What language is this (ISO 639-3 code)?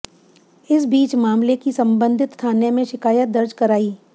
hin